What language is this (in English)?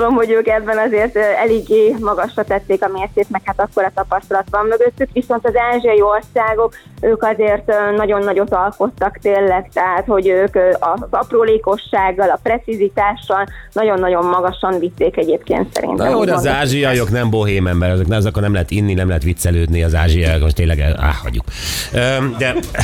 Hungarian